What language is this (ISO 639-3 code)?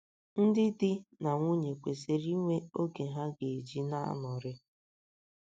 ibo